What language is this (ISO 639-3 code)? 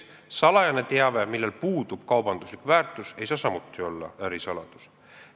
est